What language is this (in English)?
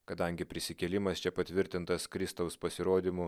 Lithuanian